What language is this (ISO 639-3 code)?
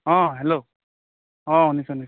asm